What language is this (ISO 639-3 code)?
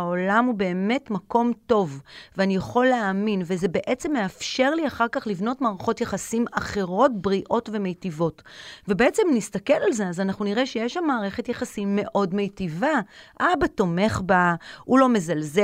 heb